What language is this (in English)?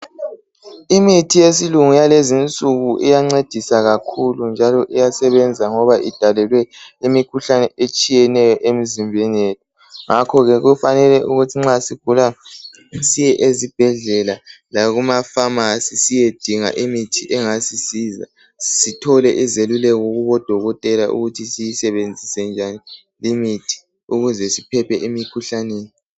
North Ndebele